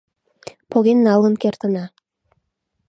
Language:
Mari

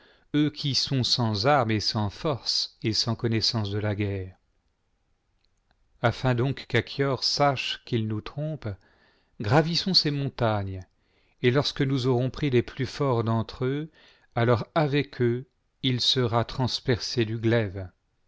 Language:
French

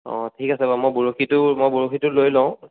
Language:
Assamese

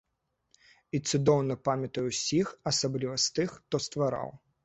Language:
Belarusian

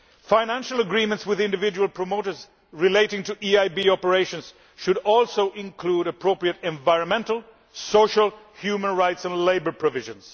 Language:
English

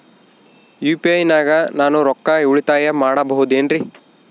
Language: Kannada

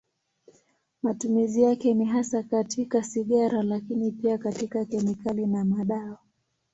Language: Swahili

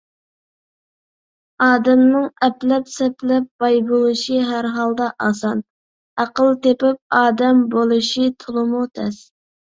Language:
Uyghur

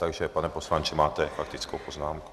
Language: Czech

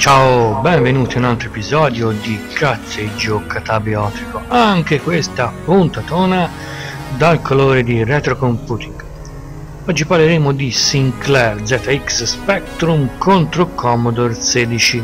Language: Italian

